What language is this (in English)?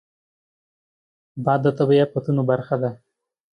Pashto